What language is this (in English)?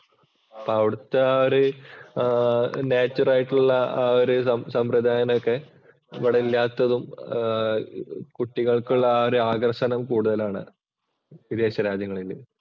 Malayalam